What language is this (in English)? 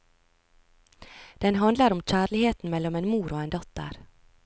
Norwegian